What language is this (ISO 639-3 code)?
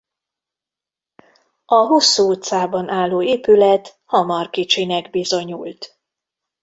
hun